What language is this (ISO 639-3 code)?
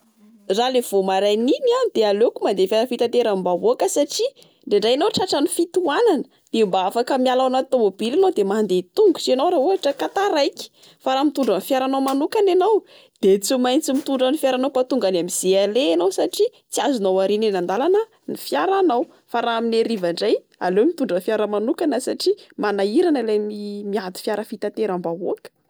mlg